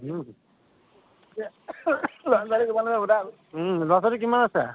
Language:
Assamese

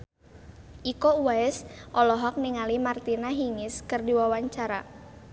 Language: Sundanese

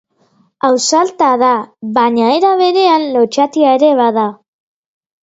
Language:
Basque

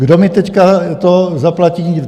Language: Czech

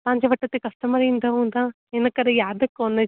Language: Sindhi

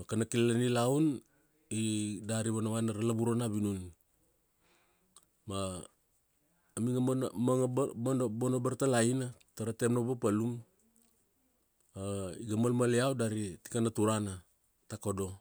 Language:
Kuanua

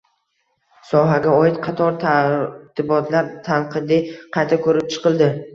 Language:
Uzbek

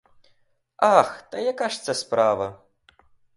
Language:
Ukrainian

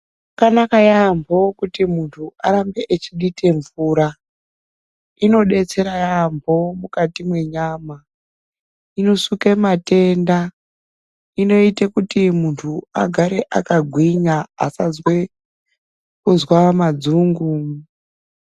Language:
Ndau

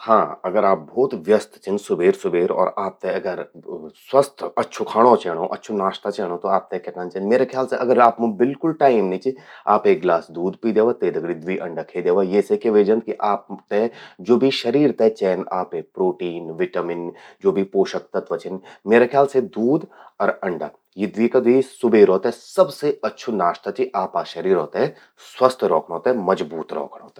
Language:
Garhwali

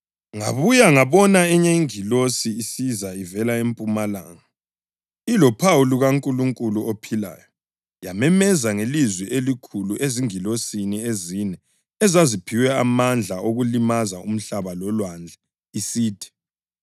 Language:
North Ndebele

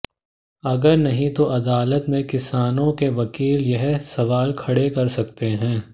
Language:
Hindi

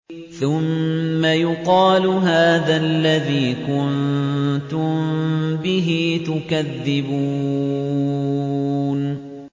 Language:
Arabic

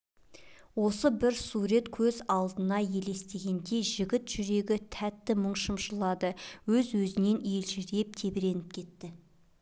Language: Kazakh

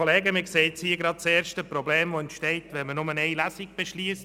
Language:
Swiss German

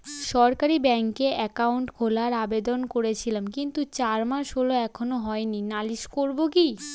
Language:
Bangla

